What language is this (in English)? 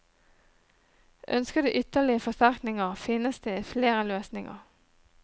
Norwegian